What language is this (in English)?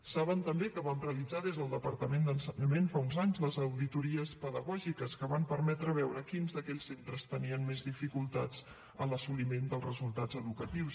Catalan